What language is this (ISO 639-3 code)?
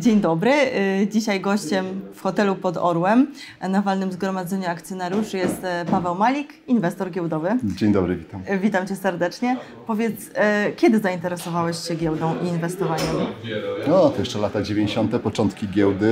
pol